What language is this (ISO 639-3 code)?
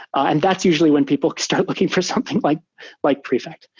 eng